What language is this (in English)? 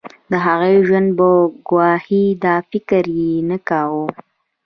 Pashto